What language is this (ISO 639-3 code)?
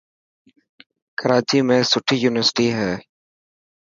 mki